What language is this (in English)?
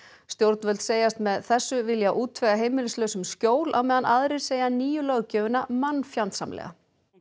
Icelandic